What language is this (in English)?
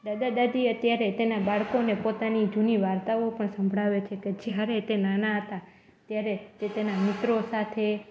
Gujarati